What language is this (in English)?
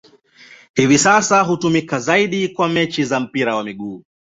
Swahili